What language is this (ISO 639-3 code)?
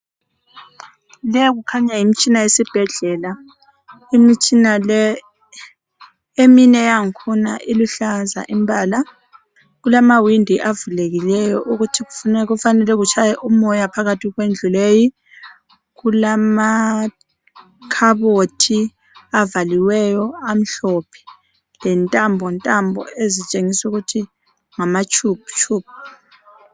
nde